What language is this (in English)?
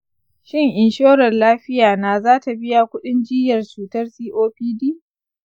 Hausa